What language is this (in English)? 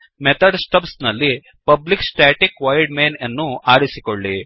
Kannada